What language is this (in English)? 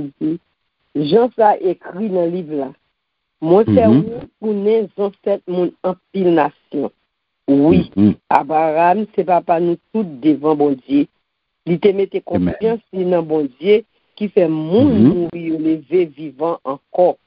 French